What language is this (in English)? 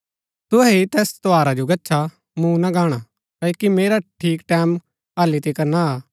Gaddi